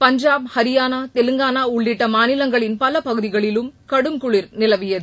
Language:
Tamil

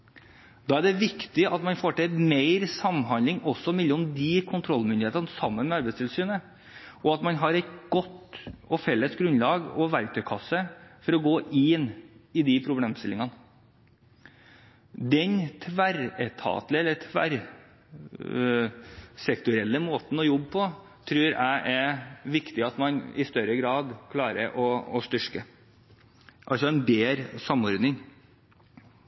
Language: Norwegian Bokmål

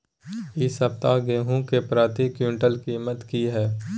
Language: Maithili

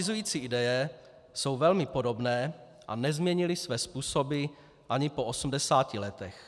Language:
Czech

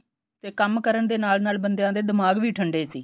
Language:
Punjabi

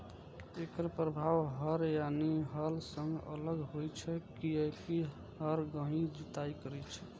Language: Maithili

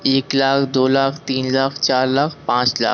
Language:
Hindi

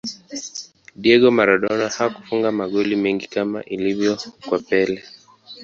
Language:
Swahili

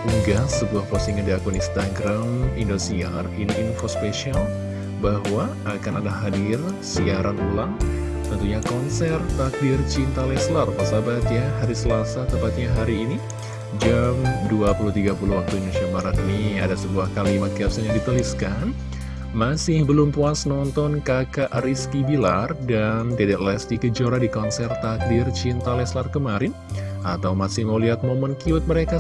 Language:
Indonesian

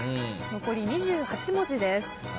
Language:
Japanese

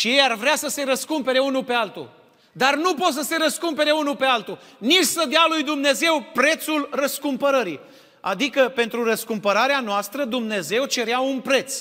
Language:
Romanian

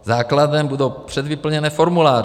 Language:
Czech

